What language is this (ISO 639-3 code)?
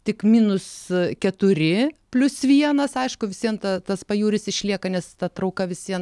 lit